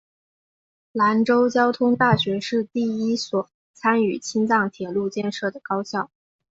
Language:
Chinese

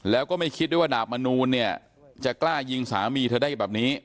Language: Thai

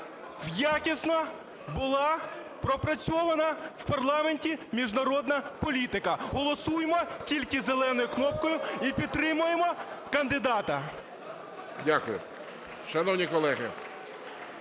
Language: Ukrainian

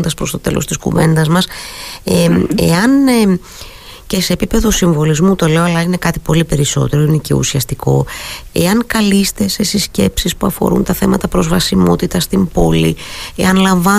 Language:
Greek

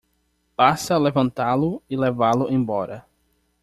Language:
Portuguese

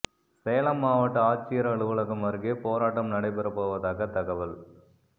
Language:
Tamil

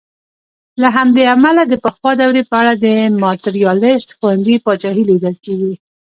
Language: Pashto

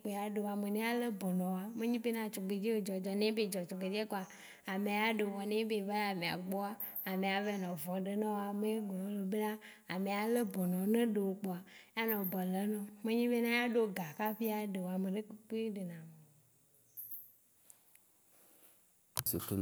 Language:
Waci Gbe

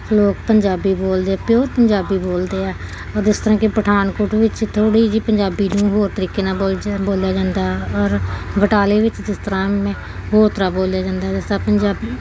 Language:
Punjabi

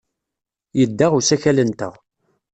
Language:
Kabyle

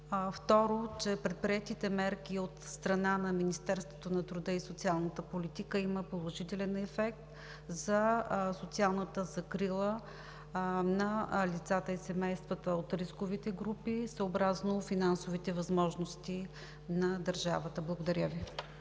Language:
Bulgarian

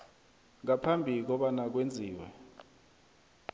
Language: South Ndebele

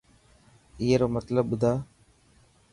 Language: Dhatki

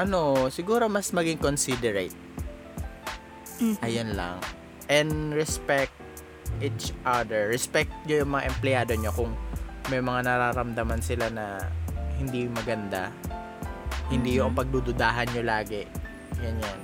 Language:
Filipino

